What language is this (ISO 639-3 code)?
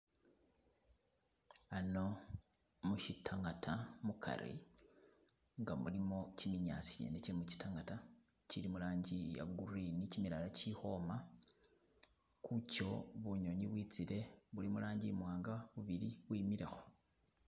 myx